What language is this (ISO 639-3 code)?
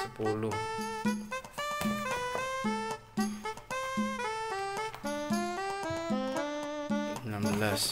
ind